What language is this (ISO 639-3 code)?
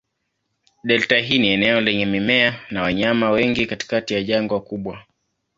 swa